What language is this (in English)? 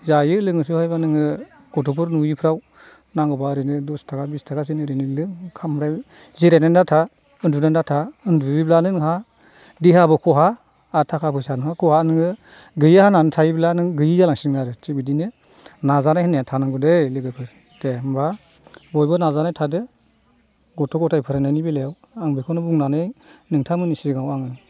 Bodo